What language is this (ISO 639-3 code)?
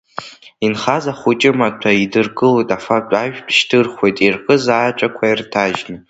abk